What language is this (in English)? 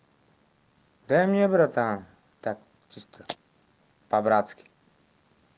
Russian